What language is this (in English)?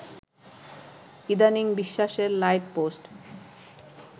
Bangla